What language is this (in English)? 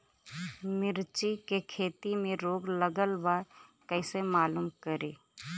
Bhojpuri